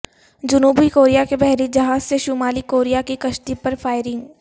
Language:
Urdu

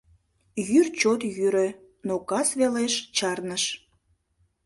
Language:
Mari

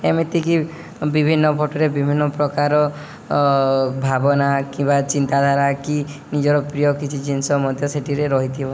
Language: Odia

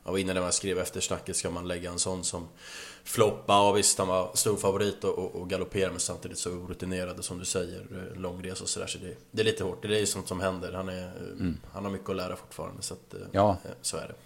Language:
Swedish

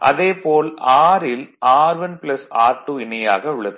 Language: Tamil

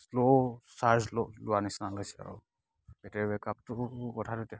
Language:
Assamese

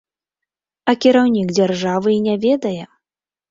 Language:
Belarusian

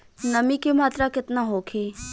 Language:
Bhojpuri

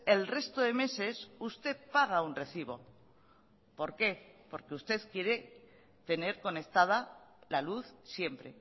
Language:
Spanish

